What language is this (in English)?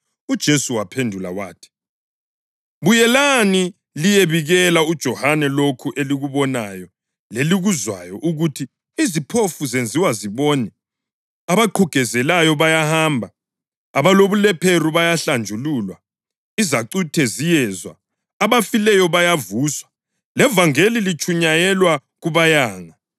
North Ndebele